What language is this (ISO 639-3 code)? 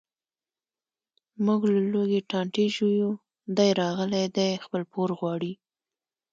pus